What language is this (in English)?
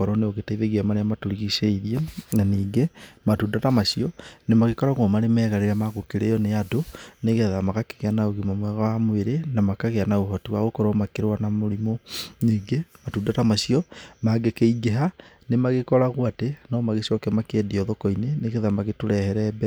Kikuyu